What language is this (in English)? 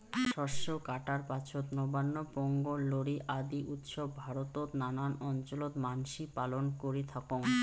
Bangla